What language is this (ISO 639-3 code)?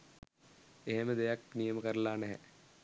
sin